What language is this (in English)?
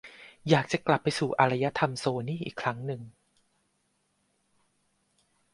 Thai